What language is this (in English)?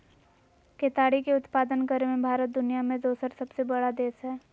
Magahi